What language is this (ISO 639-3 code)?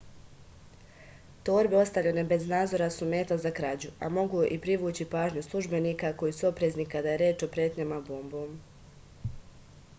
srp